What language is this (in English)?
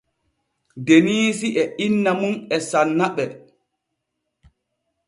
Borgu Fulfulde